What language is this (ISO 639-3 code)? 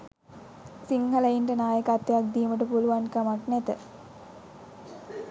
sin